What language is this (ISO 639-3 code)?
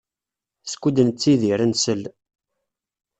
kab